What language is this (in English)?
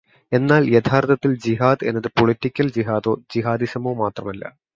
Malayalam